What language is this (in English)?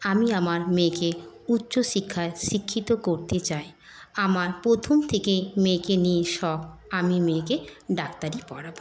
Bangla